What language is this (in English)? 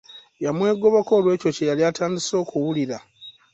Ganda